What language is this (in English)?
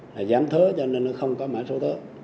Vietnamese